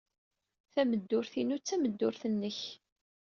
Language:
Kabyle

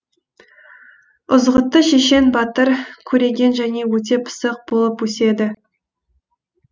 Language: Kazakh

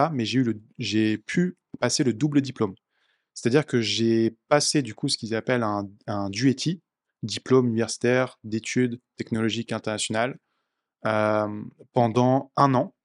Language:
French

